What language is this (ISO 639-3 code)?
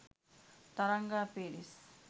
sin